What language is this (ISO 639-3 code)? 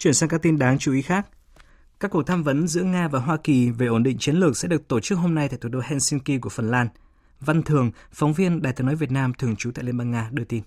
vie